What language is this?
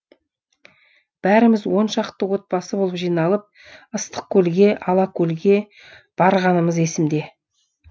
Kazakh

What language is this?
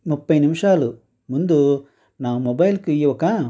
Telugu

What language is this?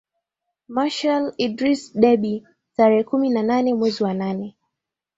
Swahili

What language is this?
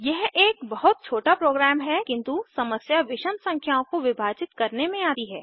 Hindi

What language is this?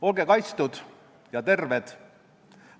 Estonian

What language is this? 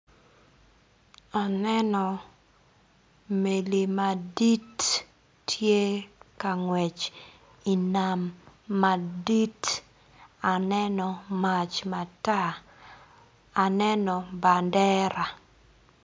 Acoli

